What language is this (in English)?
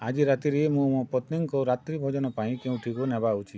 Odia